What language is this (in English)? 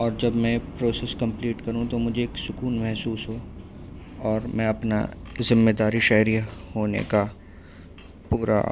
Urdu